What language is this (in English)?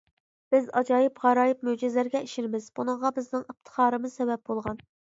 Uyghur